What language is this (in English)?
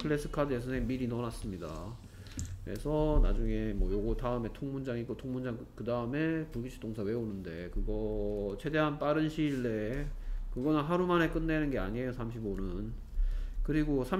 Korean